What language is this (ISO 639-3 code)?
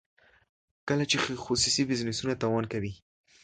pus